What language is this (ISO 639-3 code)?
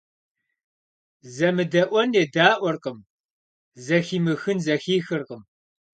kbd